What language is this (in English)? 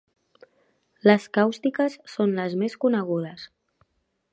Catalan